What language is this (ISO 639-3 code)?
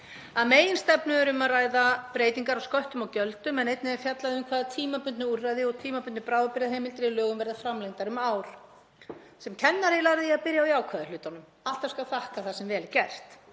isl